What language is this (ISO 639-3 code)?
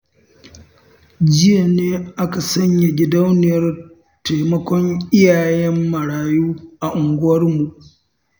hau